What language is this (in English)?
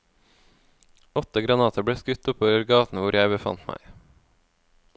Norwegian